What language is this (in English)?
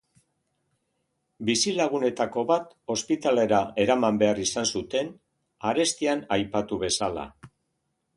Basque